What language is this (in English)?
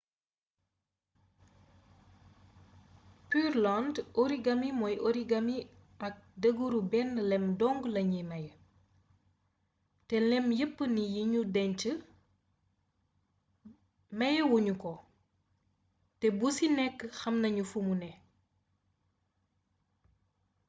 Wolof